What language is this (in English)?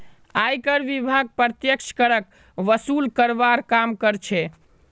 Magahi